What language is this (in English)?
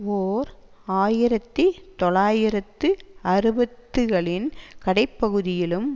Tamil